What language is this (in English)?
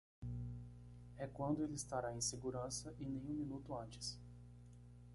Portuguese